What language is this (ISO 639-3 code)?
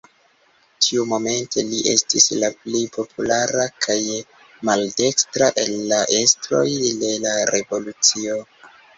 epo